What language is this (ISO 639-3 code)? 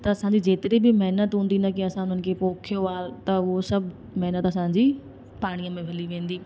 snd